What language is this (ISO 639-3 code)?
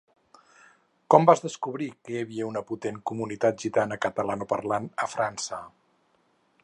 cat